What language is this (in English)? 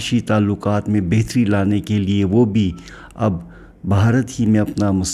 Urdu